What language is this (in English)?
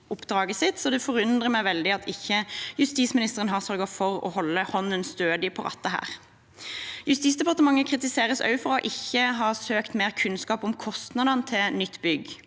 Norwegian